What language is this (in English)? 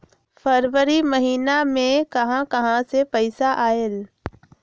Magahi